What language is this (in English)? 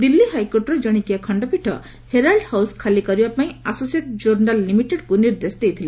Odia